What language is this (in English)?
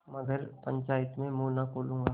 Hindi